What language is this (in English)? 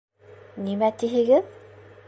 Bashkir